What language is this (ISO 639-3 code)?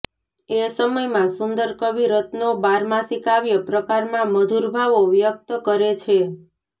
guj